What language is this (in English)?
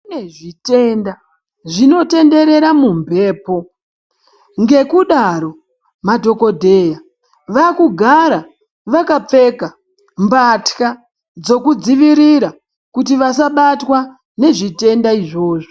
Ndau